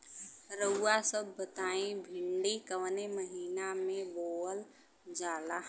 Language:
Bhojpuri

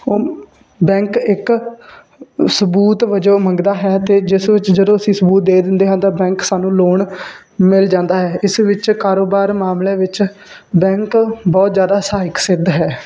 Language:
Punjabi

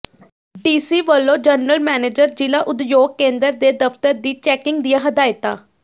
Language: Punjabi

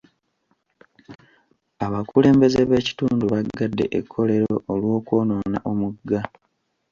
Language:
Ganda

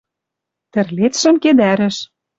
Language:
Western Mari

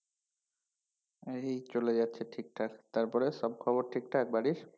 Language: Bangla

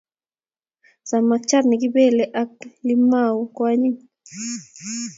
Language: Kalenjin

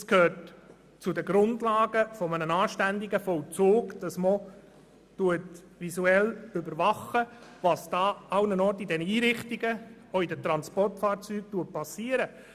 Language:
Swiss German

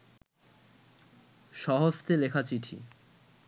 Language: Bangla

